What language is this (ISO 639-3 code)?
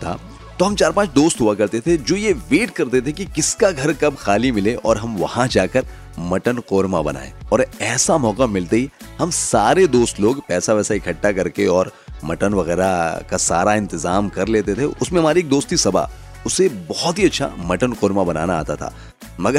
hin